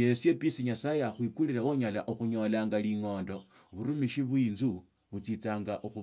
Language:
Tsotso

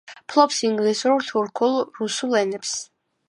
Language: Georgian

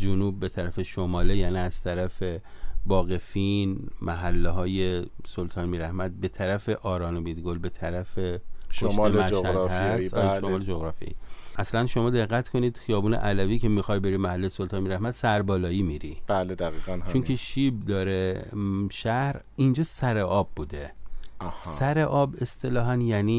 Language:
Persian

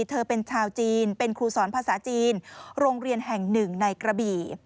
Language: Thai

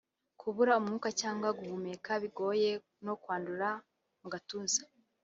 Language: Kinyarwanda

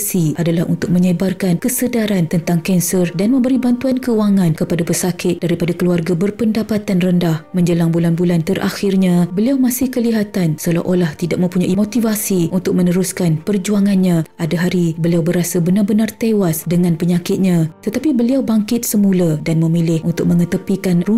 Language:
Malay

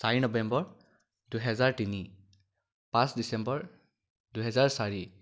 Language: Assamese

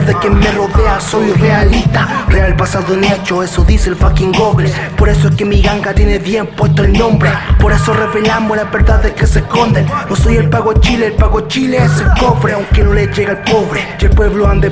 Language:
Spanish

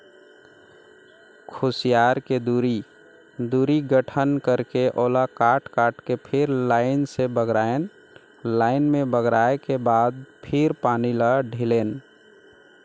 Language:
Chhattisgarhi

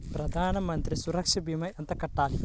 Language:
Telugu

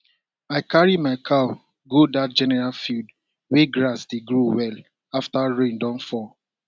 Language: Nigerian Pidgin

